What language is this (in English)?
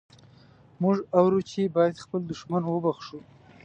Pashto